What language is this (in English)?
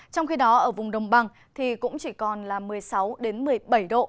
Vietnamese